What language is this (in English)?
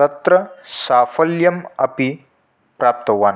Sanskrit